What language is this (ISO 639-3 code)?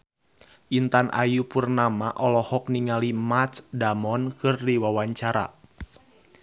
sun